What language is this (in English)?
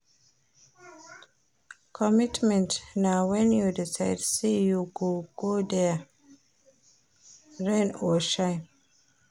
Nigerian Pidgin